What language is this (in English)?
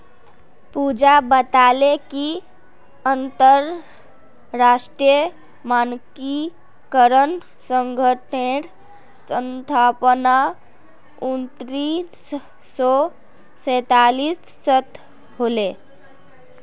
Magahi